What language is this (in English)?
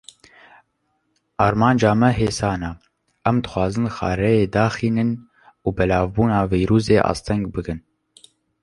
Kurdish